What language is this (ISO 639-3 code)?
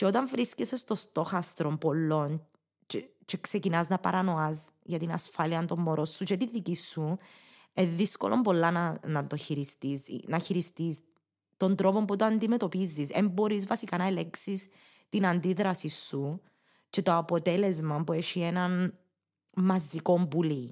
ell